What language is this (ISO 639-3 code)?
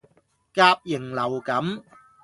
yue